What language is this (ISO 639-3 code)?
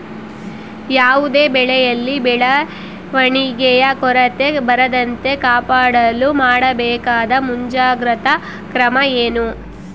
kan